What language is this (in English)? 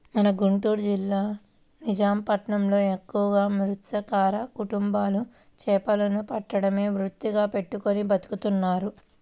Telugu